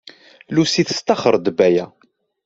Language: Kabyle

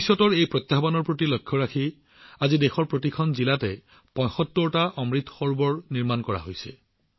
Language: Assamese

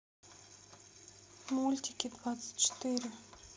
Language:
Russian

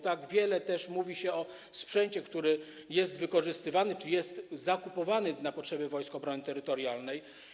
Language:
Polish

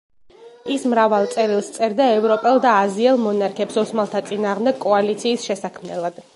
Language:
Georgian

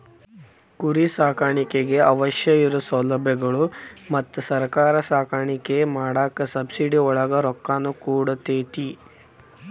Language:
Kannada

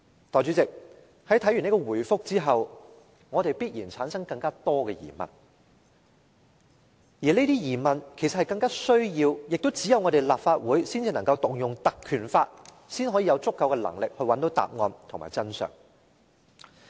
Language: Cantonese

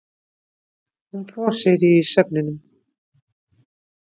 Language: Icelandic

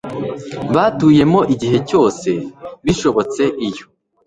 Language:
Kinyarwanda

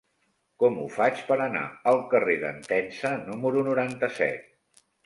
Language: Catalan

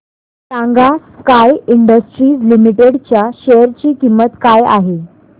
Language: Marathi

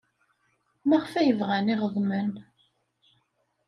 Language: Kabyle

